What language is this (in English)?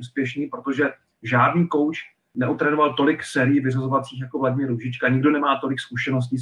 Czech